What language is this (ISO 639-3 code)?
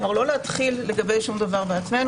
heb